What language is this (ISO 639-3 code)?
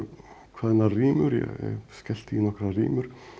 isl